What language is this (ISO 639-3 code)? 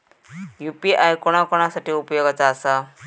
mar